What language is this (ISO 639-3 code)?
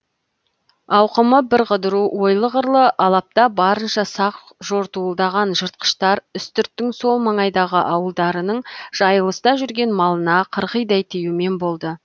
kaz